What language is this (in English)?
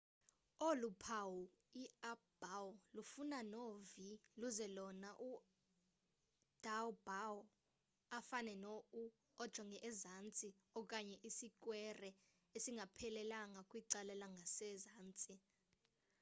Xhosa